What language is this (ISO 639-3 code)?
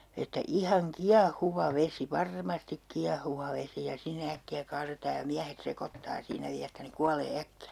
fin